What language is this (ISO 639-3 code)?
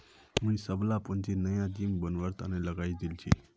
mag